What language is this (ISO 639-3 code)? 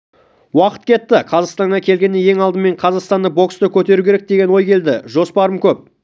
kaz